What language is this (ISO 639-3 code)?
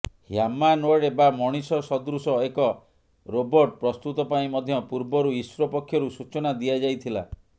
ori